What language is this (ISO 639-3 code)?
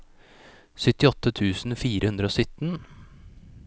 nor